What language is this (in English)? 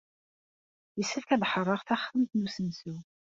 Kabyle